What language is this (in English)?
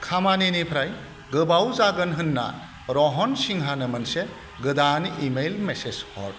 Bodo